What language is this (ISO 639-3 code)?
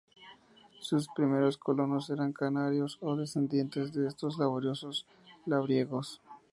spa